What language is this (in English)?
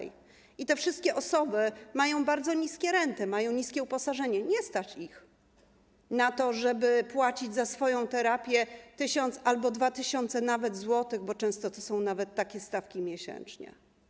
Polish